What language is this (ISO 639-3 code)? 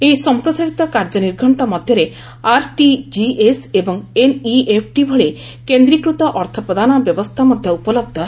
ori